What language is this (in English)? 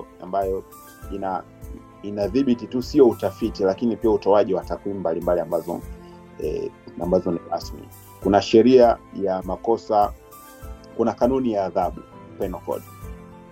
Swahili